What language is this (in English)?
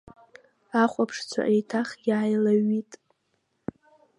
Abkhazian